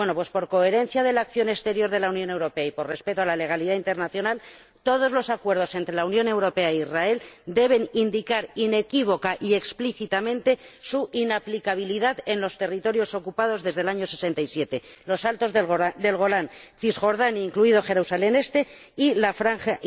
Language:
Spanish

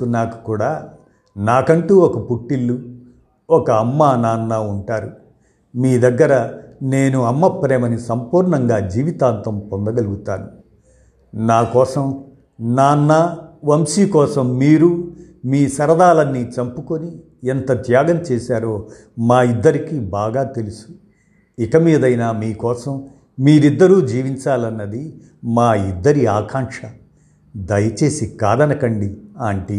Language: Telugu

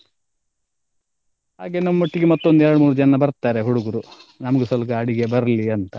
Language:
Kannada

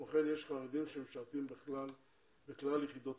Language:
Hebrew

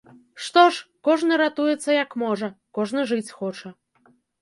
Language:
Belarusian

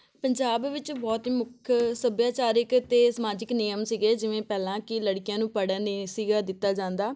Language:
Punjabi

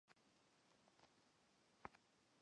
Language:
Chinese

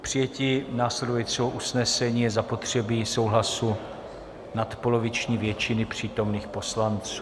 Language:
Czech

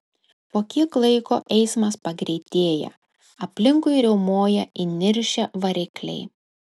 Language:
Lithuanian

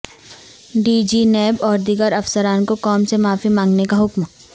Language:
Urdu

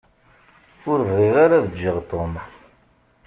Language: Kabyle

